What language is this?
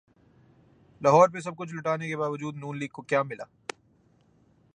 Urdu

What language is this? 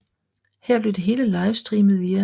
Danish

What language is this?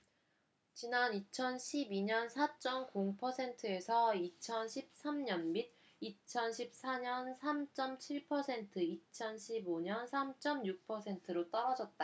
Korean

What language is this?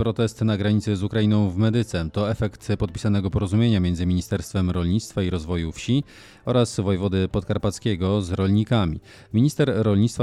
Polish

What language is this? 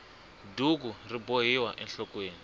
Tsonga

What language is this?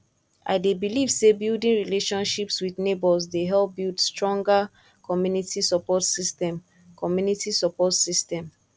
Nigerian Pidgin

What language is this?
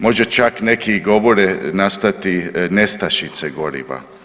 Croatian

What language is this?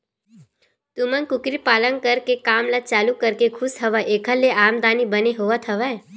Chhattisgarhi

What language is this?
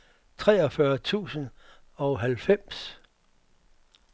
Danish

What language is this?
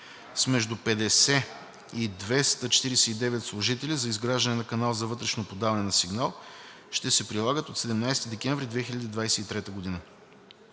Bulgarian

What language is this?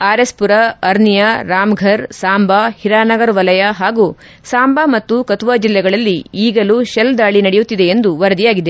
Kannada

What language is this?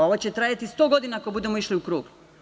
Serbian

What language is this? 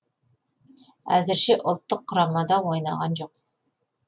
Kazakh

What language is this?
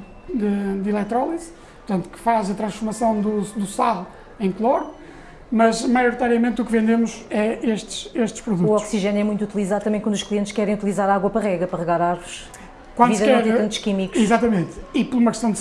Portuguese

